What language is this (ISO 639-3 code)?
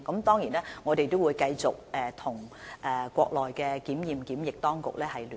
yue